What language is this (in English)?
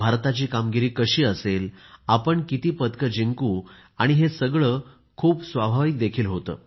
Marathi